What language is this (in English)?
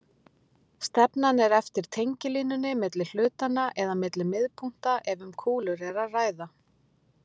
Icelandic